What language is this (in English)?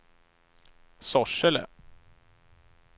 Swedish